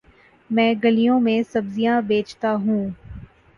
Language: Urdu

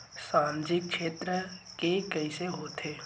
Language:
Chhattisgarhi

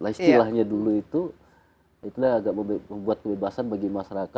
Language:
Indonesian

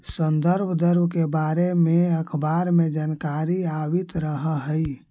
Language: Magahi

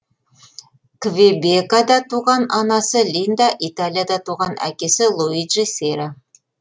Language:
Kazakh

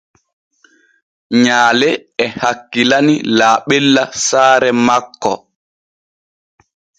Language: Borgu Fulfulde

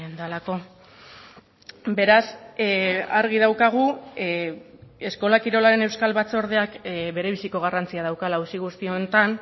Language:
Basque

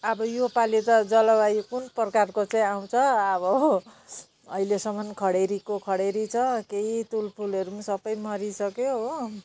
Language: Nepali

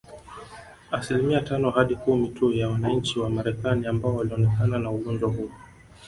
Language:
Swahili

